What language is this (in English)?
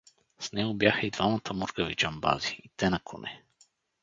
Bulgarian